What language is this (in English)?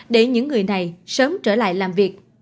Vietnamese